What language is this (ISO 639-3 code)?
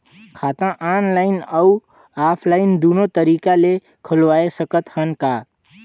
hne